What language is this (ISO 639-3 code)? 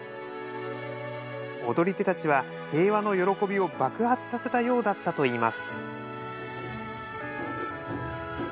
jpn